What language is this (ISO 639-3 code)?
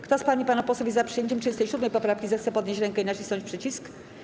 pol